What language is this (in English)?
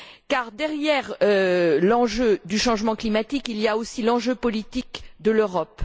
French